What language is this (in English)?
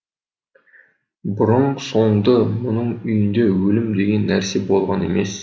Kazakh